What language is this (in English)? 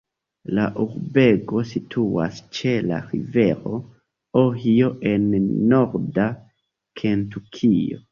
Esperanto